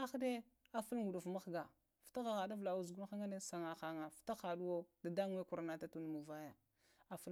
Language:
Lamang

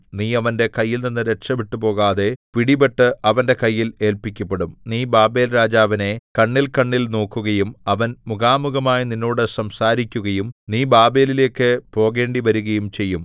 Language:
Malayalam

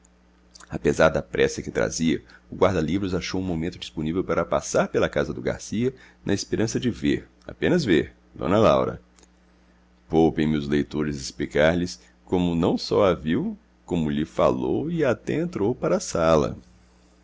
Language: Portuguese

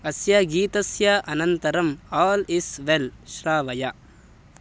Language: Sanskrit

